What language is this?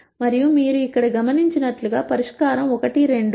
Telugu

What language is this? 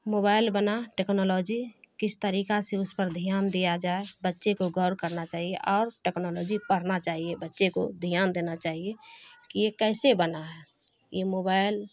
Urdu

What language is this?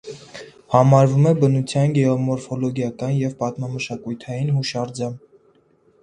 Armenian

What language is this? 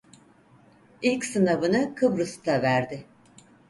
Turkish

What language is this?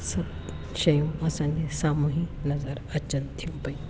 Sindhi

